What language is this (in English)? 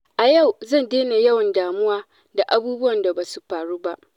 Hausa